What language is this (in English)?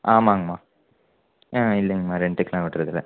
Tamil